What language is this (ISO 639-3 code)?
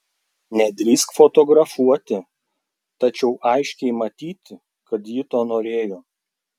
lit